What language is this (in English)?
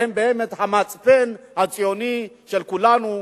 Hebrew